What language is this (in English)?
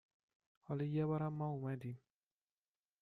Persian